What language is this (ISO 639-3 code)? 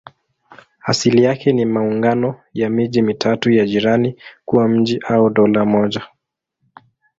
swa